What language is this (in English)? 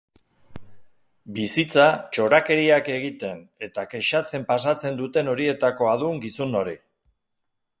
Basque